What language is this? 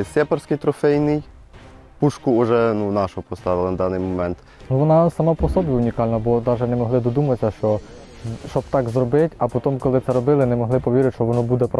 Ukrainian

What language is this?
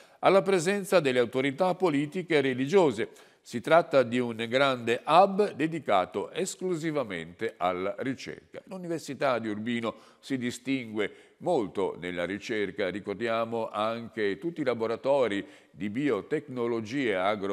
Italian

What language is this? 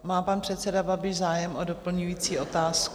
Czech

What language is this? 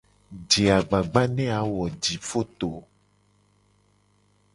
Gen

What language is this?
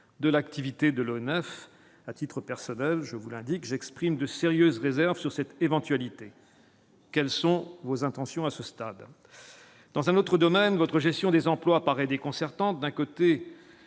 French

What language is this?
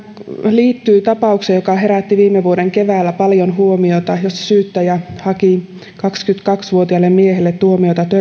Finnish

